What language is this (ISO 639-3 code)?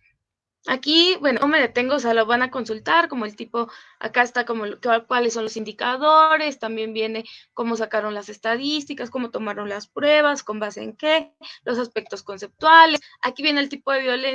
spa